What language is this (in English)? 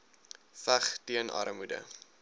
Afrikaans